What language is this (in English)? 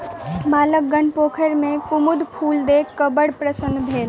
Maithili